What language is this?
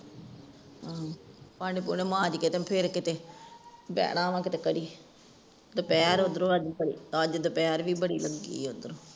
Punjabi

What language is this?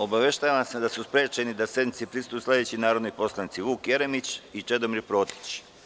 Serbian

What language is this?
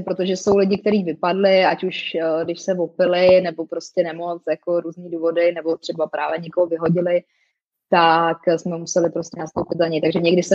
Czech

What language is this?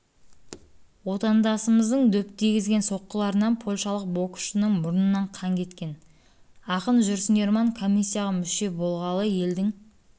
Kazakh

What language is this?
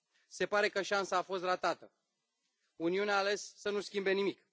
Romanian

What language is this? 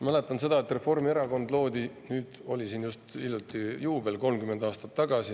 Estonian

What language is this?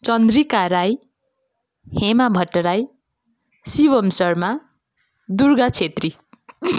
Nepali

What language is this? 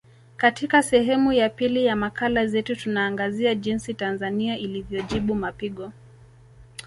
Swahili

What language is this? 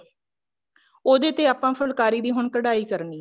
Punjabi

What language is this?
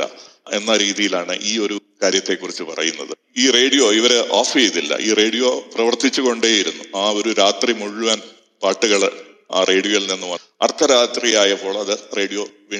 Malayalam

